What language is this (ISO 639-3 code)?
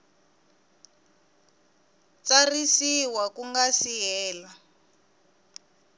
tso